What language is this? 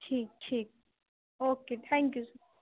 Urdu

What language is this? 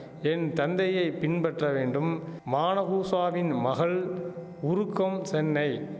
Tamil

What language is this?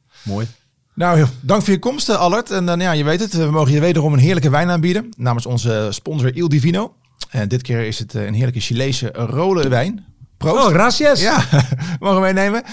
Dutch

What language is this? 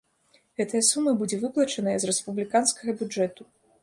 Belarusian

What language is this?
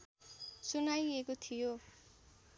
Nepali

